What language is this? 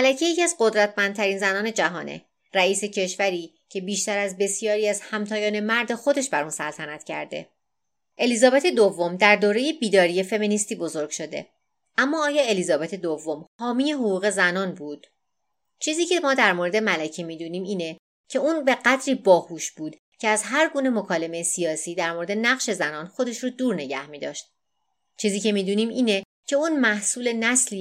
Persian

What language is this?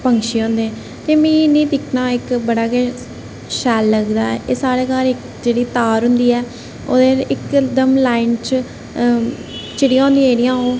Dogri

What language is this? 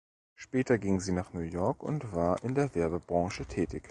German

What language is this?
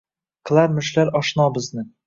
Uzbek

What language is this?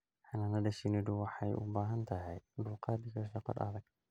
Somali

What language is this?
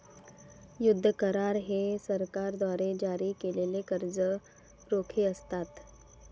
Marathi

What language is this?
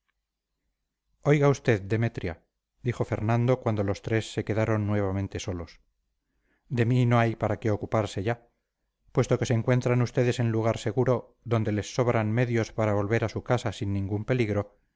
Spanish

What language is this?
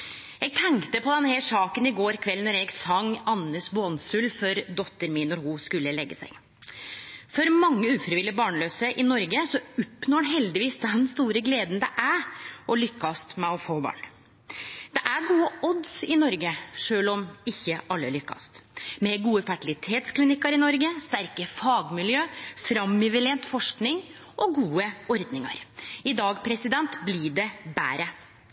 Norwegian Nynorsk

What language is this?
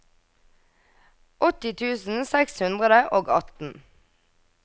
Norwegian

